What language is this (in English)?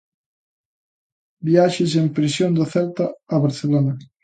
Galician